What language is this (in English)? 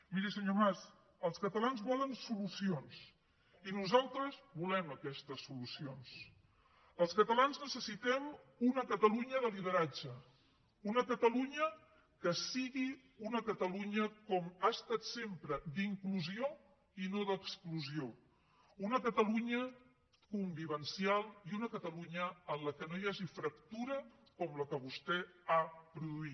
Catalan